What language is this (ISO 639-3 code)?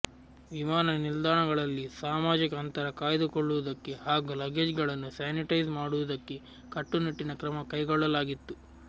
kan